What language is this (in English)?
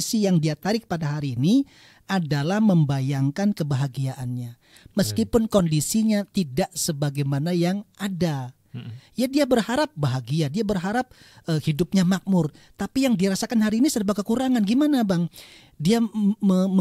Indonesian